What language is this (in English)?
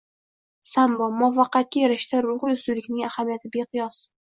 Uzbek